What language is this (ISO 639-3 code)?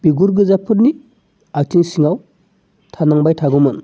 brx